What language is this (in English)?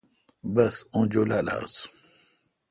Kalkoti